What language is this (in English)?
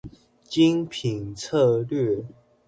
Chinese